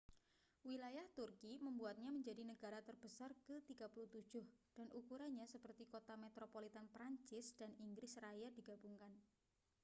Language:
Indonesian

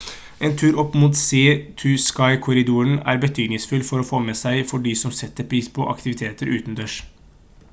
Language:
Norwegian Bokmål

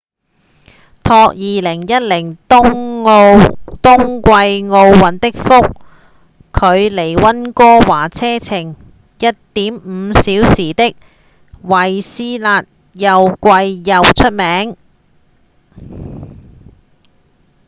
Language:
Cantonese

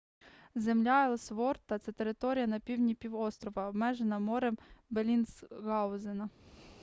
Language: Ukrainian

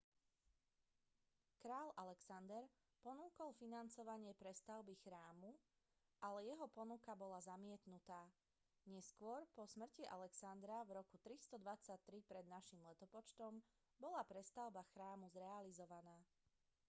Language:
Slovak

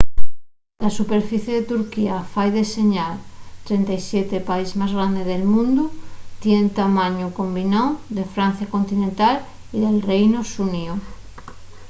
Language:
Asturian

